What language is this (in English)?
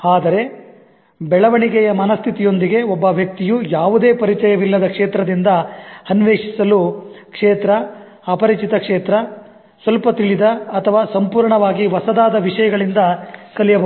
Kannada